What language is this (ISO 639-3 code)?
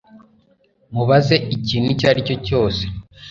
kin